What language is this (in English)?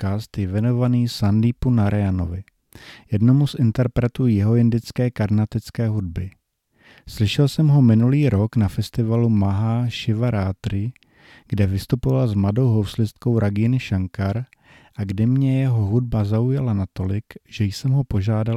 Czech